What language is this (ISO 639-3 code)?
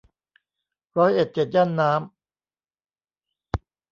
tha